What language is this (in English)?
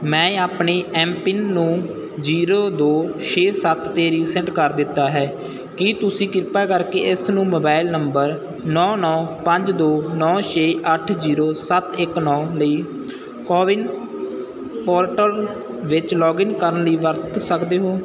Punjabi